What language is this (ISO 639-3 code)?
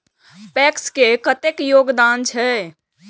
mai